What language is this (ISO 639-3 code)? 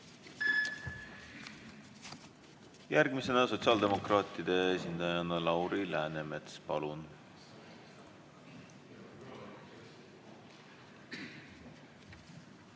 est